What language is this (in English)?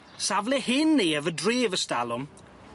Welsh